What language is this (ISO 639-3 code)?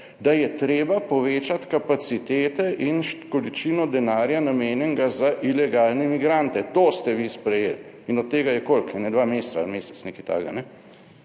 slv